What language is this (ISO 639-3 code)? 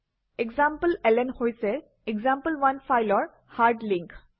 asm